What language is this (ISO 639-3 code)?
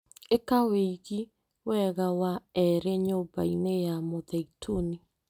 kik